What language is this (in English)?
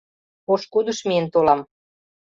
Mari